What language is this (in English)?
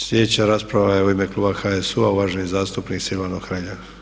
Croatian